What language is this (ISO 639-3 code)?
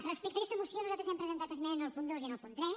cat